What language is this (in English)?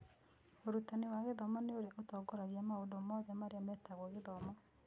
Kikuyu